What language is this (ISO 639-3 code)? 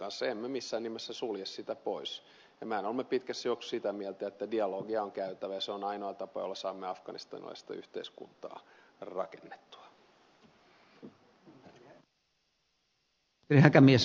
fin